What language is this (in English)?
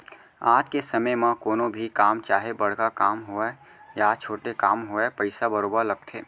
Chhattisgarhi